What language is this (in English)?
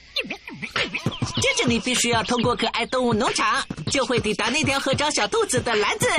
Chinese